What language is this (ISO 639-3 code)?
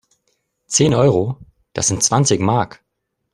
deu